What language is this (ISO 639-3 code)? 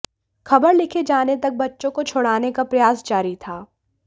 hin